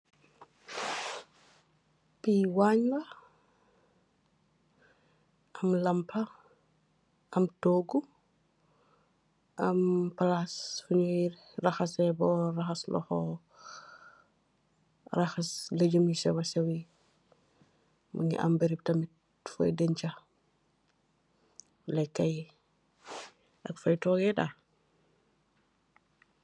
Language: Wolof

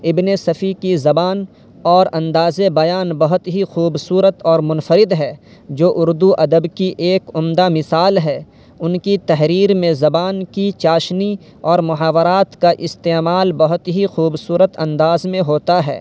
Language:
Urdu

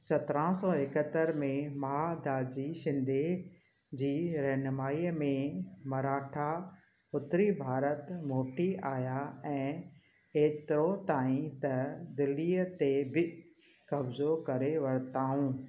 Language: Sindhi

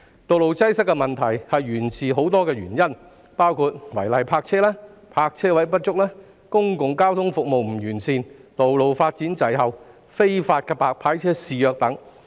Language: Cantonese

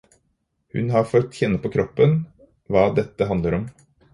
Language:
Norwegian Bokmål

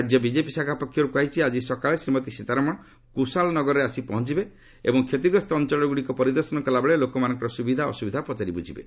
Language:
Odia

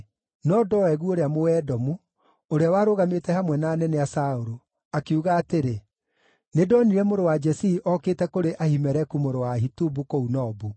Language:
Kikuyu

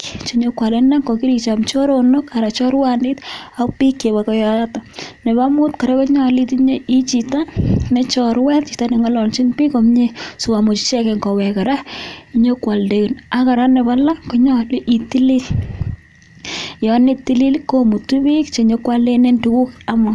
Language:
Kalenjin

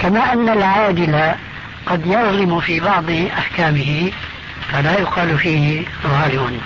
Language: Arabic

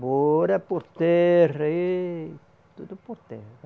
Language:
Portuguese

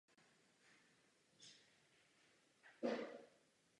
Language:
Czech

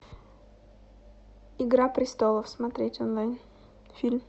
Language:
Russian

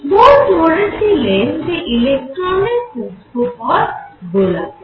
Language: Bangla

